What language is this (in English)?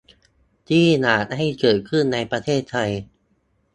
Thai